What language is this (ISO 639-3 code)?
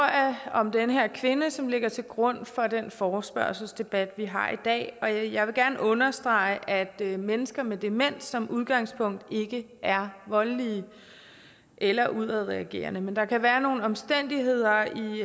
dan